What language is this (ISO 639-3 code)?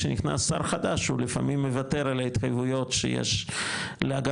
heb